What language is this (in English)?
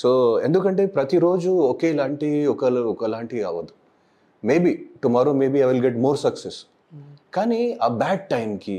Telugu